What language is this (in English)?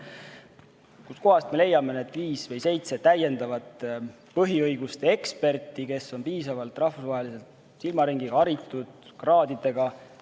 Estonian